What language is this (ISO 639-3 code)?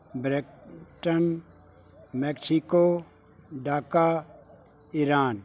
pan